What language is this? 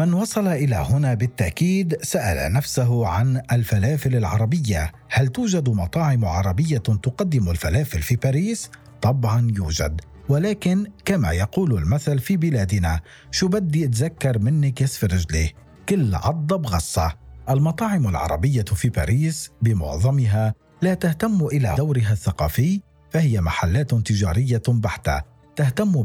Arabic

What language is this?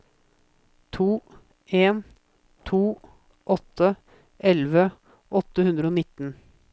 Norwegian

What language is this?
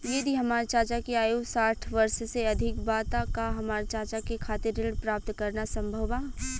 Bhojpuri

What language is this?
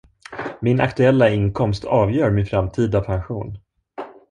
Swedish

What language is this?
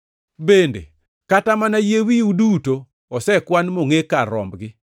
Luo (Kenya and Tanzania)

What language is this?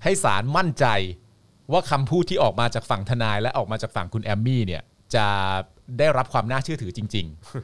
Thai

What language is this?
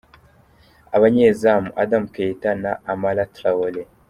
Kinyarwanda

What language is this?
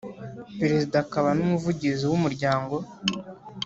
Kinyarwanda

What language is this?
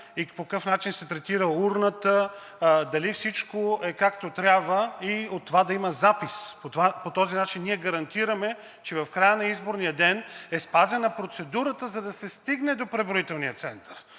Bulgarian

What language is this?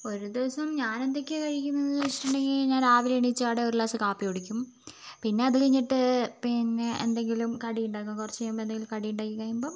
Malayalam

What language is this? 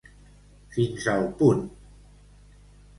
Catalan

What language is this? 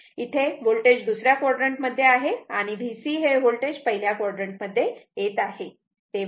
Marathi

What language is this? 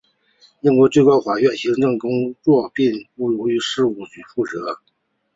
Chinese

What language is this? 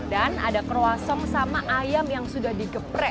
Indonesian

